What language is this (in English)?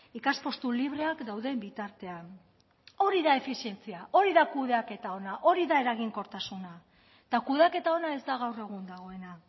Basque